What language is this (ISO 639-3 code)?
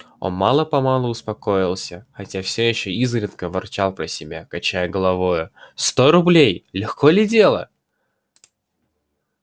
rus